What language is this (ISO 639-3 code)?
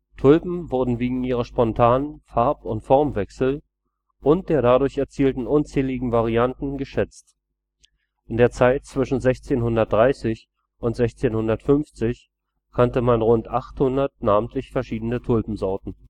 deu